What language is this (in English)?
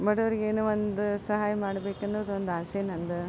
Kannada